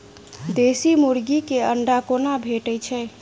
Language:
Maithili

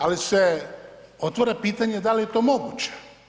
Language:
Croatian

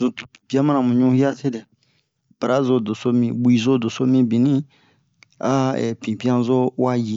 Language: Bomu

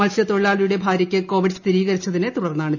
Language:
Malayalam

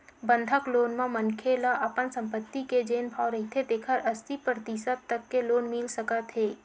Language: Chhattisgarhi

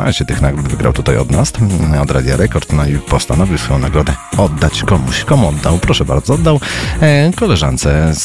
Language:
Polish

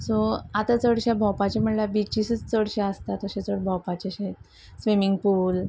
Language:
Konkani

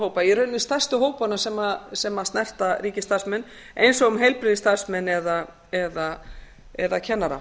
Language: Icelandic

